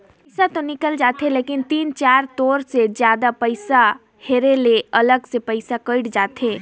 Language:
Chhattisgarhi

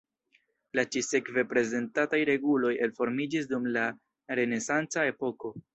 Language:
Esperanto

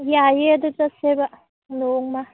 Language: Manipuri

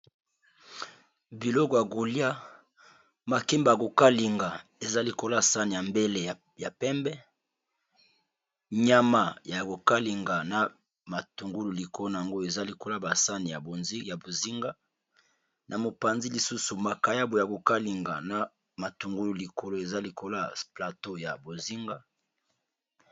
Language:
Lingala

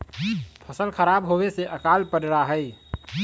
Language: Magahi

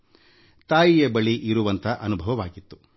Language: Kannada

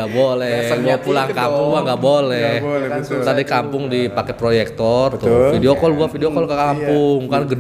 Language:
Indonesian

